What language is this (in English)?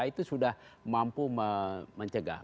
Indonesian